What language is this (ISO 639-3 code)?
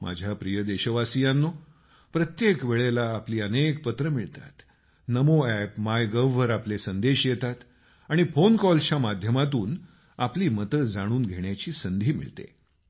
mar